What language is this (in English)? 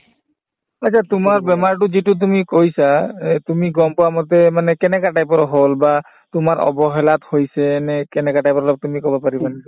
Assamese